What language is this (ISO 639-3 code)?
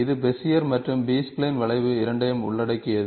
tam